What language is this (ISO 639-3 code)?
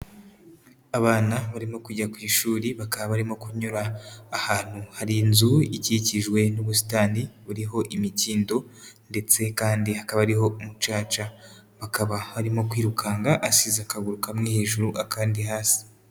kin